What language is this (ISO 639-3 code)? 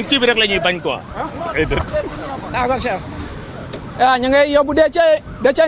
fra